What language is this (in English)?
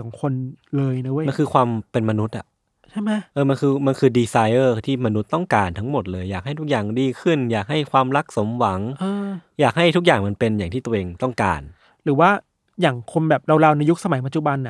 Thai